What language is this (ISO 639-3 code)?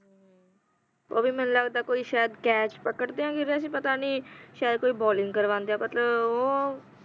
pan